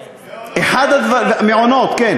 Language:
Hebrew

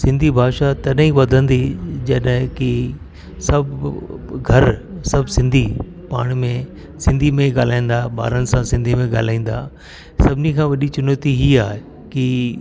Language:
Sindhi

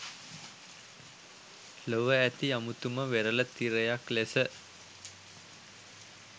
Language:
Sinhala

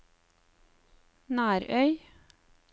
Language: Norwegian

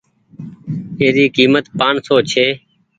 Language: Goaria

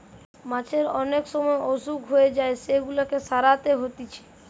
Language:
Bangla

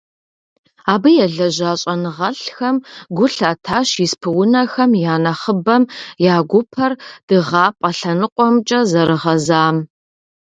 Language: Kabardian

